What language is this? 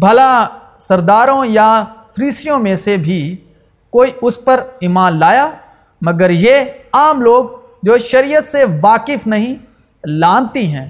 Urdu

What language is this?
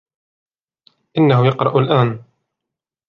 Arabic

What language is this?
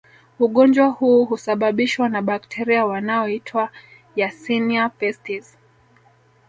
Swahili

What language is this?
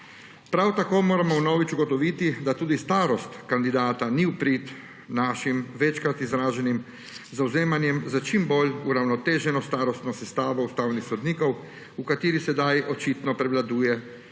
Slovenian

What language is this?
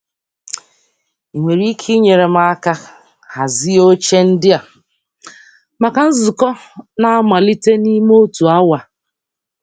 Igbo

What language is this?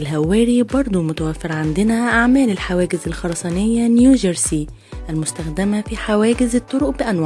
Arabic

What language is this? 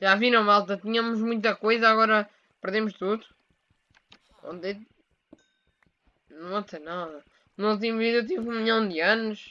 Portuguese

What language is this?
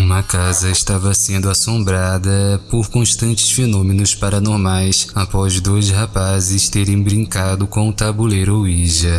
Portuguese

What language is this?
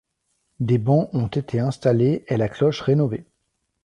French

